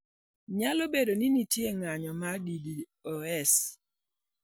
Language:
Luo (Kenya and Tanzania)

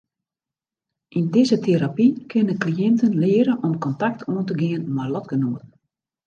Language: Western Frisian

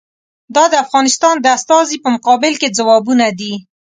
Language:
Pashto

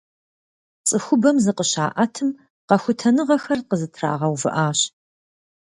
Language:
Kabardian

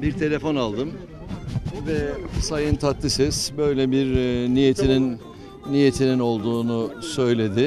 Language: Turkish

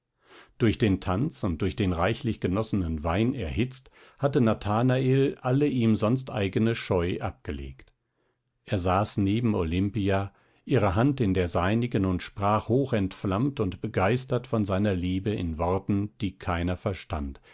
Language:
German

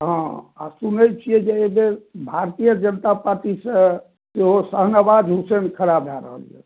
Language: Maithili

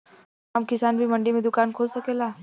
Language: Bhojpuri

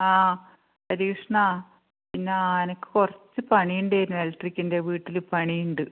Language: Malayalam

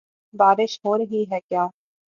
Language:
Urdu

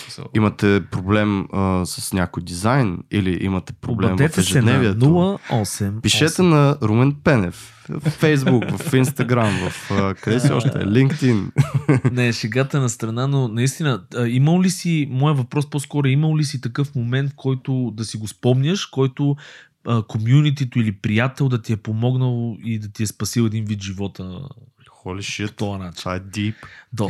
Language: Bulgarian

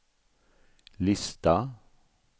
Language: Swedish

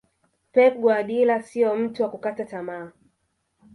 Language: Swahili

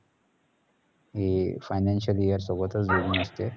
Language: Marathi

